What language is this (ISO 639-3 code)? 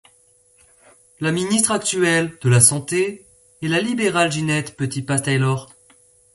fra